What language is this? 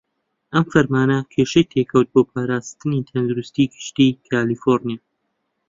Central Kurdish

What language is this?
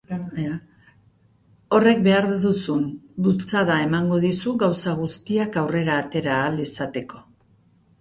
Basque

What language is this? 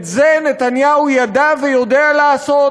Hebrew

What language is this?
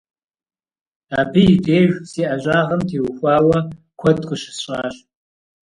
Kabardian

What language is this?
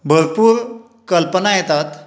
Konkani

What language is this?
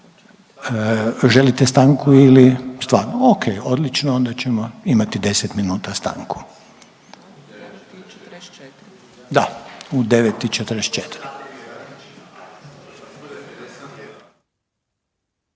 Croatian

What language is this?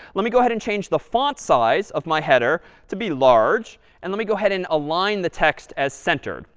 English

